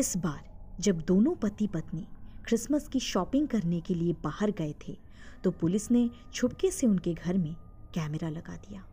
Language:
Hindi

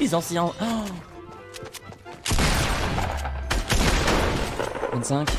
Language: French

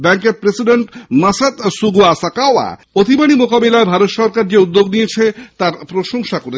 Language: Bangla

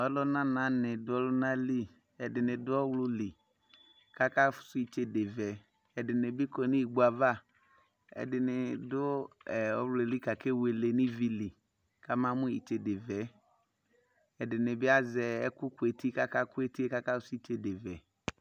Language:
Ikposo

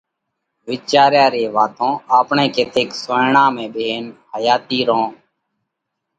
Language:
Parkari Koli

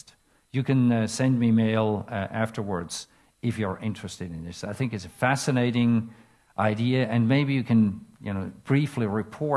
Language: English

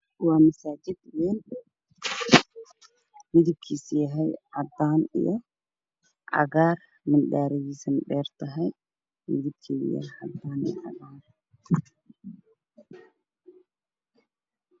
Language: Somali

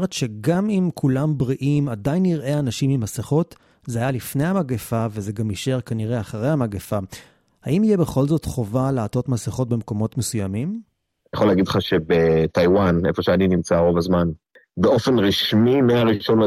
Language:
Hebrew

